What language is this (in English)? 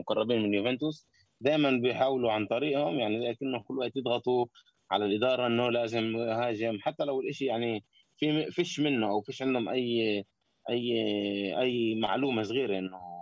Arabic